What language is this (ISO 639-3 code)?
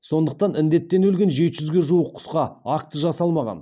kaz